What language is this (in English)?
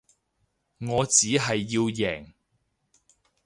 Cantonese